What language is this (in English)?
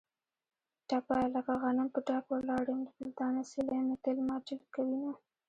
Pashto